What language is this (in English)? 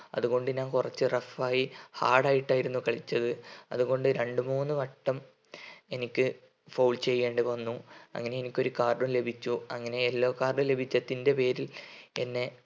Malayalam